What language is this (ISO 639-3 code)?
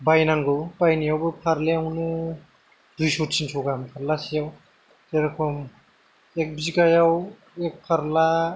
brx